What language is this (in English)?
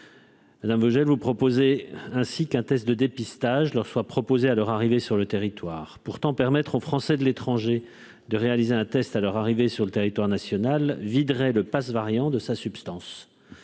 French